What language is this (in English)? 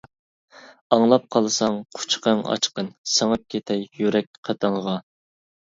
Uyghur